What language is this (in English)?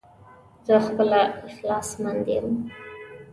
Pashto